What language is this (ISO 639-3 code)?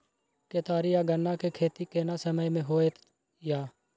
mai